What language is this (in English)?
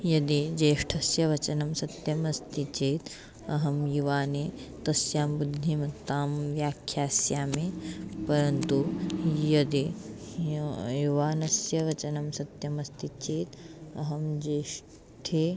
Sanskrit